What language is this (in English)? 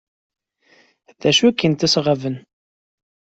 Kabyle